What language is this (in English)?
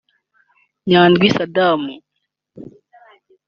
Kinyarwanda